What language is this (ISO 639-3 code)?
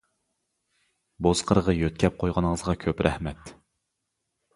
uig